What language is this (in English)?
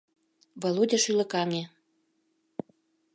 Mari